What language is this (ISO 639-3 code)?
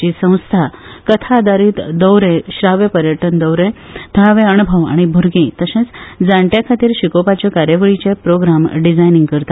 kok